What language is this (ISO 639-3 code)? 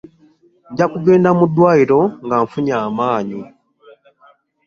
lug